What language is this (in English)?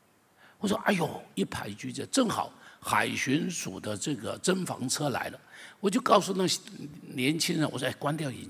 Chinese